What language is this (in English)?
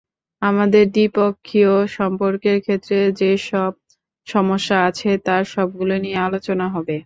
Bangla